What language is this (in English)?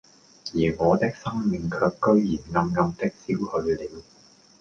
Cantonese